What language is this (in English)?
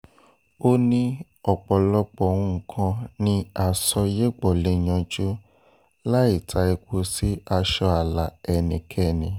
Yoruba